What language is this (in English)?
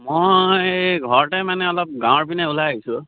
Assamese